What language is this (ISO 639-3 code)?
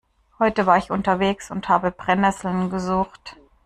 deu